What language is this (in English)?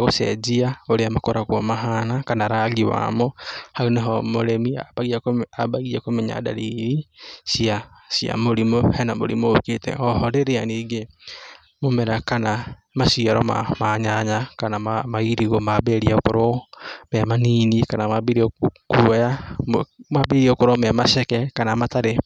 Kikuyu